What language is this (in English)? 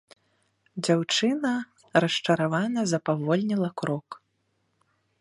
Belarusian